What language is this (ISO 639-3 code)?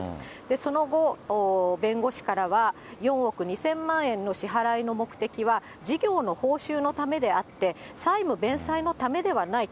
jpn